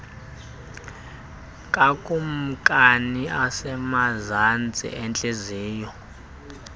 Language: Xhosa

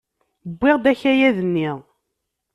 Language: Kabyle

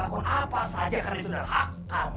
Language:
Indonesian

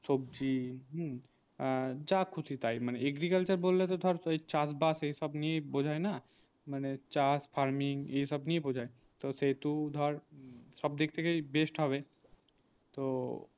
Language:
Bangla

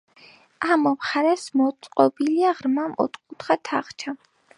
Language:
Georgian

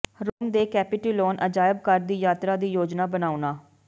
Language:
Punjabi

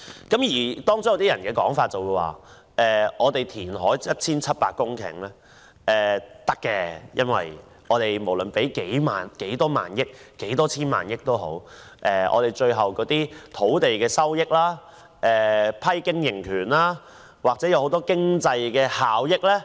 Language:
Cantonese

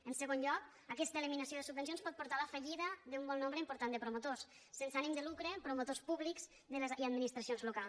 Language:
Catalan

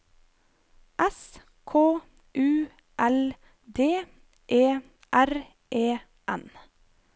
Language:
Norwegian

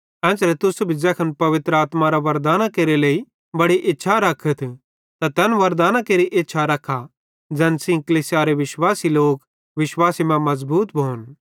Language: Bhadrawahi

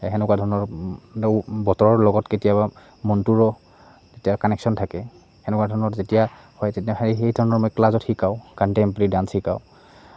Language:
Assamese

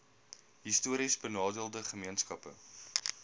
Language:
Afrikaans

